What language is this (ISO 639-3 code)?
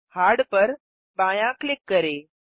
hin